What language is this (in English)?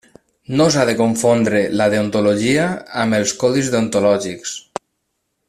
Catalan